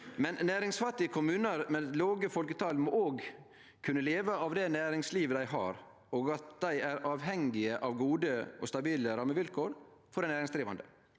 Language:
Norwegian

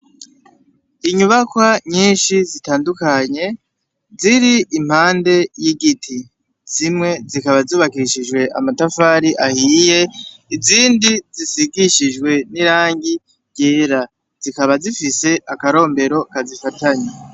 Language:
Rundi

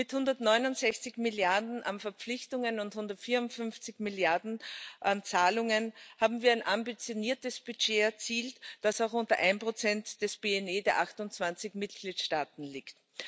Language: German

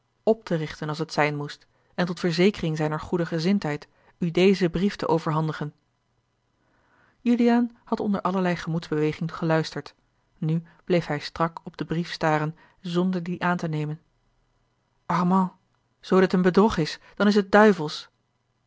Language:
Dutch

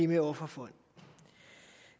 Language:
Danish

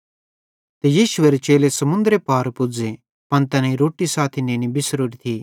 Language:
Bhadrawahi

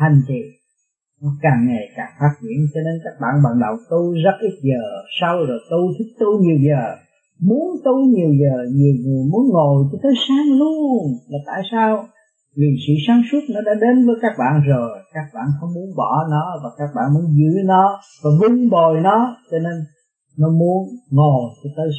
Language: Vietnamese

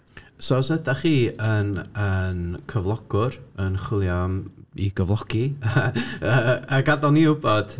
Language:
Welsh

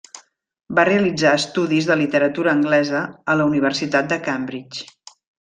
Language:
Catalan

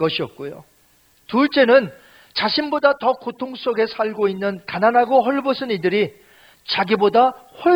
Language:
Korean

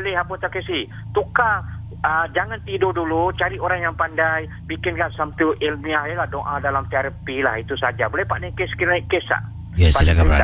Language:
Malay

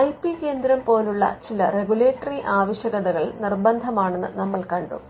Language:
Malayalam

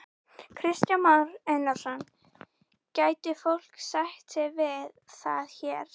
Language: Icelandic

